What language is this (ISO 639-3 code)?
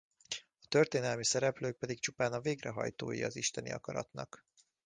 hun